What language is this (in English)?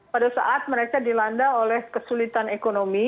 Indonesian